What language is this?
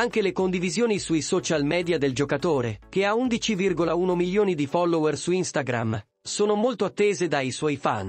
Italian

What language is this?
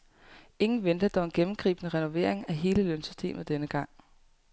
Danish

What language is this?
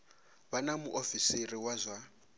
Venda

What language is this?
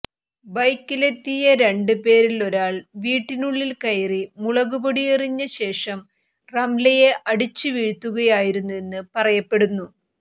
Malayalam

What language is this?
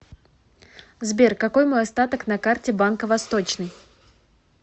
Russian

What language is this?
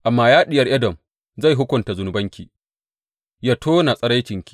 Hausa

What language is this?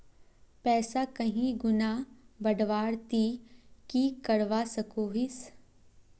Magahi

